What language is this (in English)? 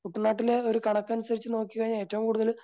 Malayalam